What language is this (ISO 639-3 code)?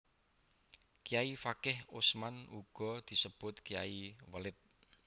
jav